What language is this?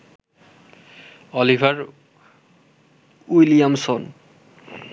Bangla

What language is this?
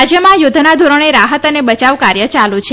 Gujarati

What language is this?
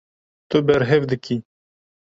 Kurdish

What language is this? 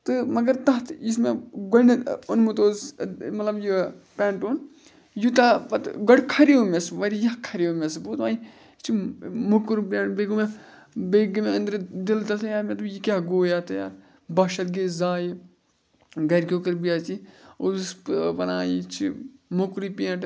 Kashmiri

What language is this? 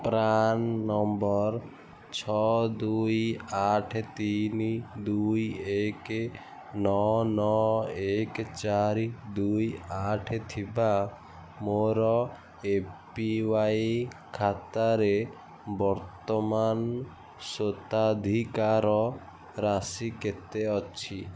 Odia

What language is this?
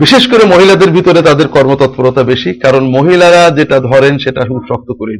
Bangla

